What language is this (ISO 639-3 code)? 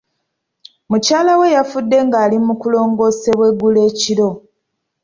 lug